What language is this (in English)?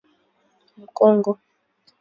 Swahili